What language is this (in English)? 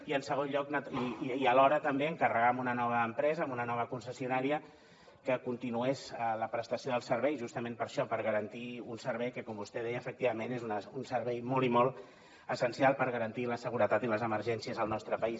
Catalan